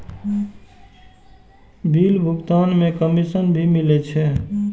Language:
Maithili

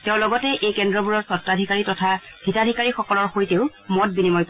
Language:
Assamese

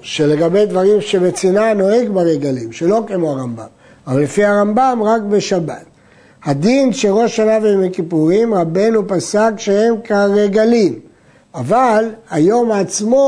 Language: Hebrew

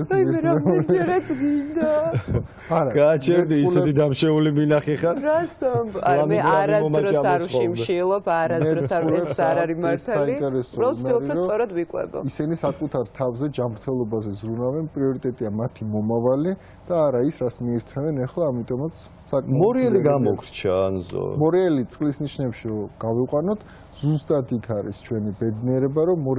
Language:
Romanian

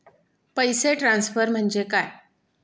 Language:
Marathi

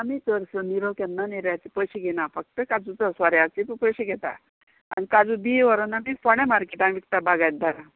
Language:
Konkani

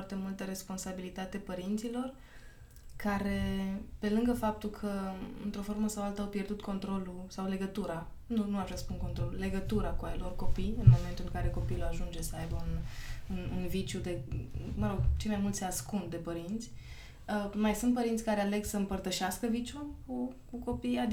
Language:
Romanian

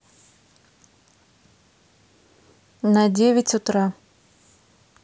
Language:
Russian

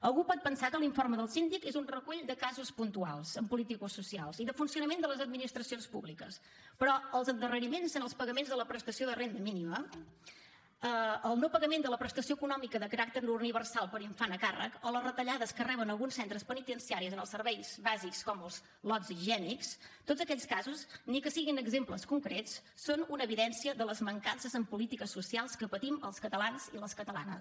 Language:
Catalan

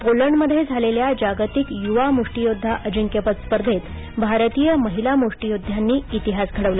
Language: Marathi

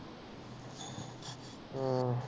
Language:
Punjabi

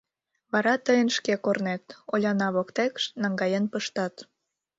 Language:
Mari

